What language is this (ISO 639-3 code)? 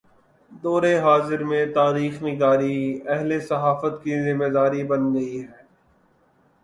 urd